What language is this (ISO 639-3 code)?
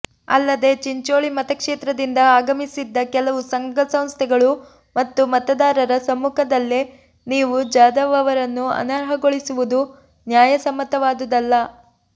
kan